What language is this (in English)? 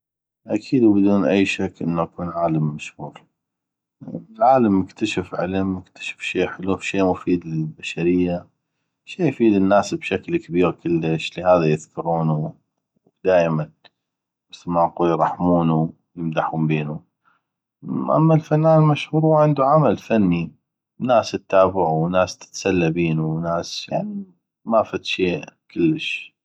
North Mesopotamian Arabic